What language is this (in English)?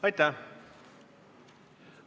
Estonian